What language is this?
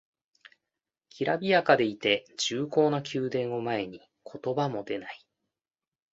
Japanese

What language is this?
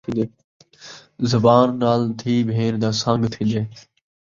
Saraiki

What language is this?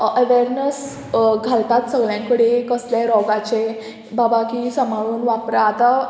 Konkani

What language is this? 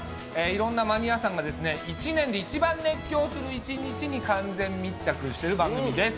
Japanese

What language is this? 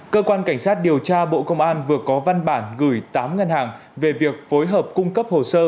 Vietnamese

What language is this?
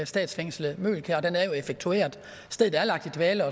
Danish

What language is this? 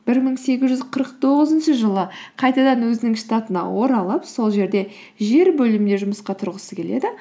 Kazakh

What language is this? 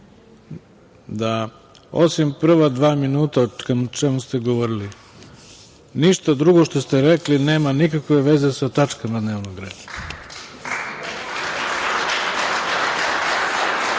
Serbian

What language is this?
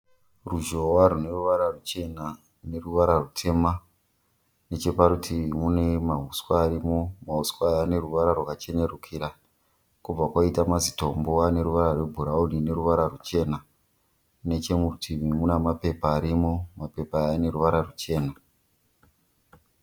Shona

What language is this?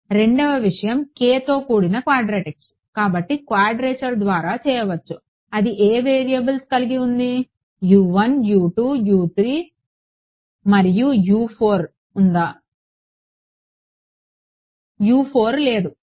Telugu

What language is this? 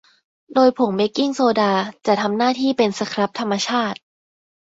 Thai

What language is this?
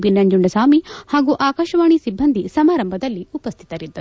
Kannada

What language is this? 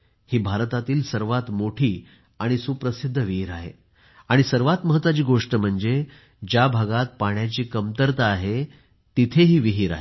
Marathi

